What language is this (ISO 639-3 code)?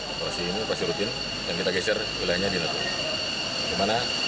ind